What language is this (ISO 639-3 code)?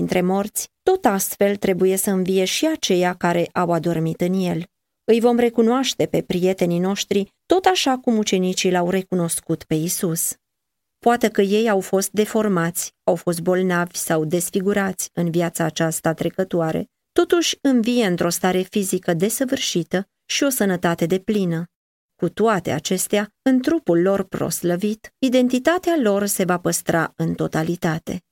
ron